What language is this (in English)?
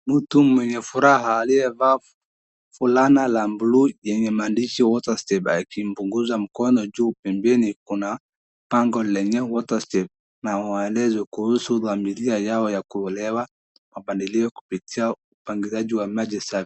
Swahili